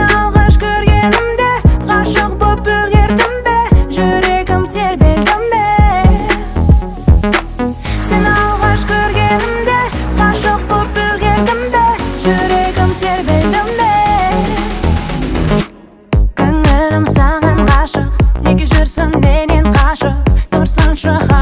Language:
Arabic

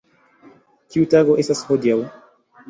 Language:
Esperanto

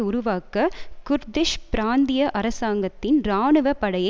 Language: Tamil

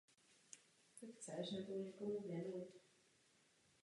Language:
Czech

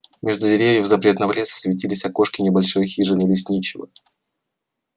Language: Russian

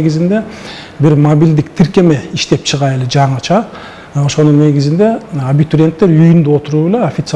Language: Turkish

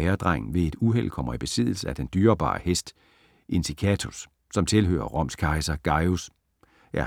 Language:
Danish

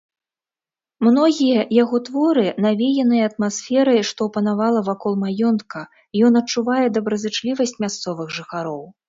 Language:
Belarusian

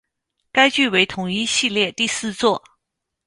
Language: Chinese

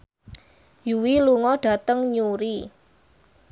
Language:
Javanese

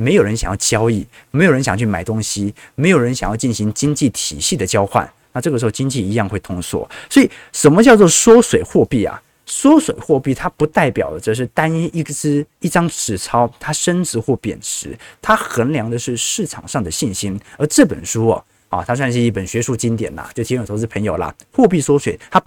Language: Chinese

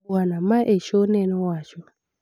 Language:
Luo (Kenya and Tanzania)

